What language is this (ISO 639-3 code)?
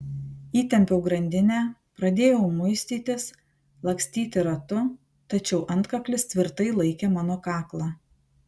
lit